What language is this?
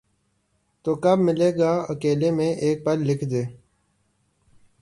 Urdu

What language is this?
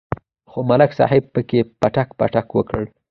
Pashto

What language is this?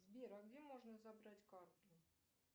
Russian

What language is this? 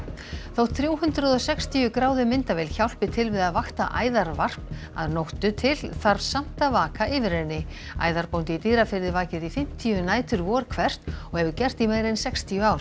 Icelandic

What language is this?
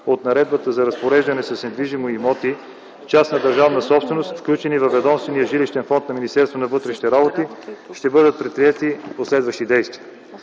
Bulgarian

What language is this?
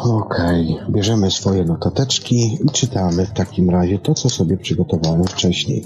Polish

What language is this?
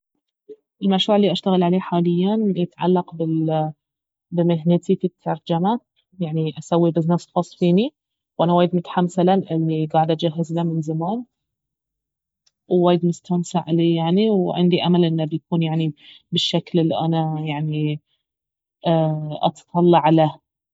Baharna Arabic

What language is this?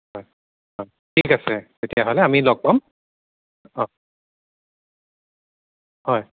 Assamese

